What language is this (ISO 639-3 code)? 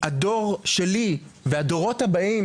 heb